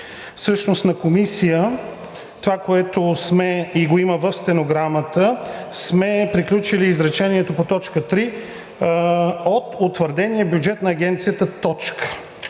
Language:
Bulgarian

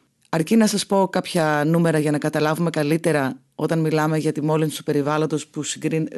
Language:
Greek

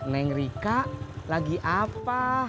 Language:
Indonesian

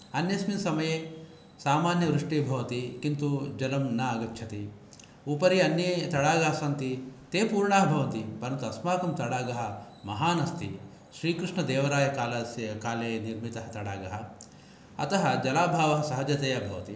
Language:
Sanskrit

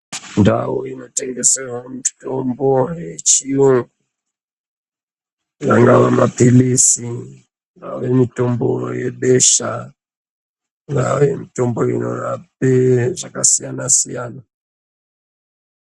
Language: Ndau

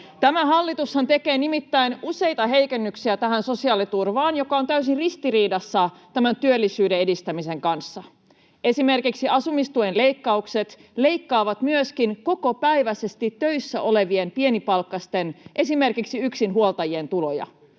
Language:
Finnish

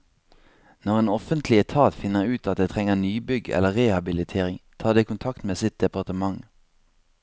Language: Norwegian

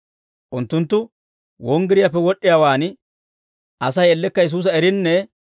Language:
Dawro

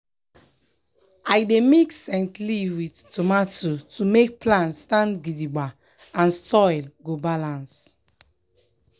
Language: Nigerian Pidgin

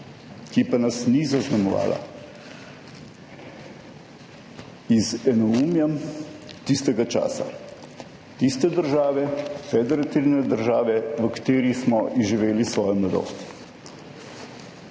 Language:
Slovenian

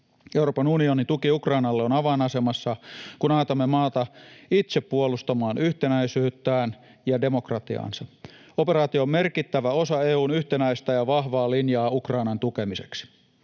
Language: Finnish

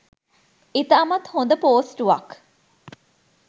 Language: Sinhala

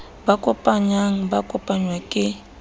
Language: Southern Sotho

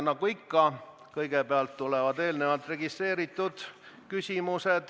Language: Estonian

